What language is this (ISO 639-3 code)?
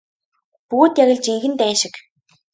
mon